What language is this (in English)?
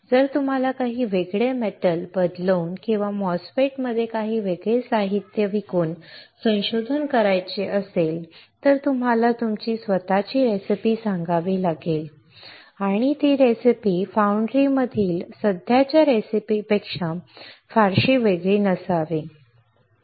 Marathi